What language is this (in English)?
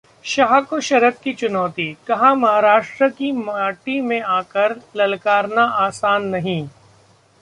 Hindi